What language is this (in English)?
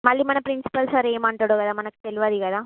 Telugu